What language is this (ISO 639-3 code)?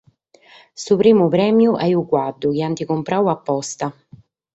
srd